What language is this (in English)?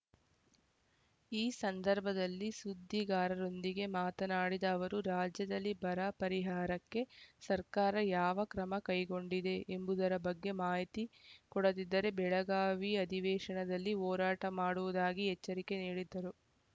Kannada